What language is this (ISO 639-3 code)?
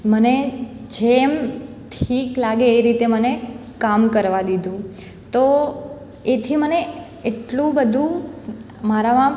guj